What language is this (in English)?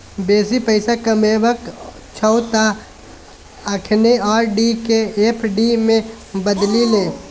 Maithili